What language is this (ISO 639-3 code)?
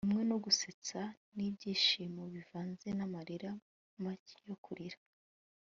kin